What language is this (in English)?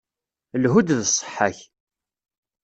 Kabyle